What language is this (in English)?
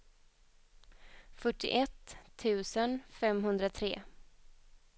Swedish